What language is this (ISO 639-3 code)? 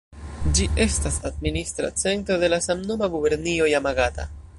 epo